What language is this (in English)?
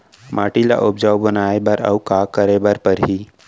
Chhattisgarhi